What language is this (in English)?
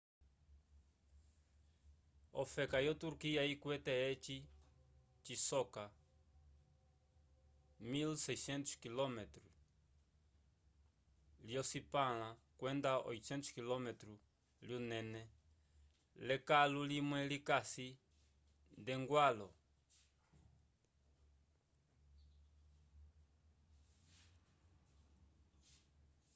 Umbundu